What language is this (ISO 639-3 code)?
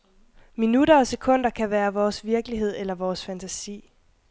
dan